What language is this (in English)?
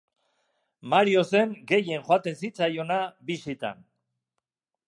Basque